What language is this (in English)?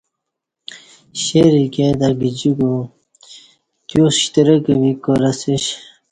Kati